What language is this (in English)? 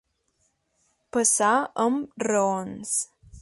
Catalan